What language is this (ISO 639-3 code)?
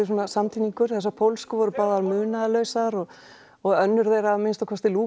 isl